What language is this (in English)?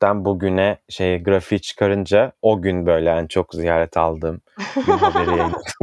Turkish